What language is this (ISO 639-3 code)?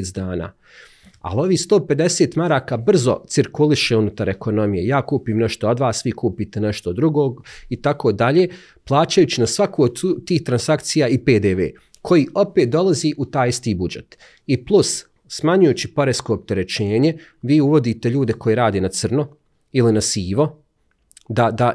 hrv